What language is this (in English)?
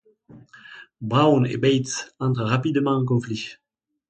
French